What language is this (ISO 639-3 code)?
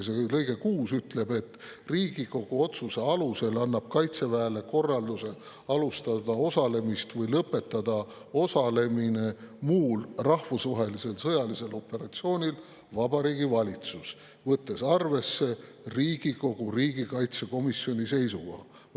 est